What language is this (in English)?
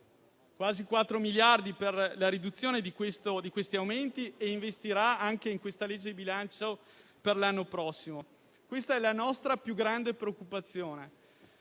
Italian